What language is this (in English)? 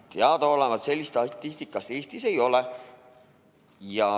Estonian